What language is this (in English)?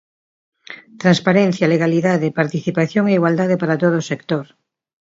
Galician